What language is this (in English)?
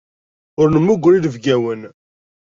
Kabyle